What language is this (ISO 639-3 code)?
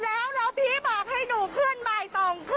tha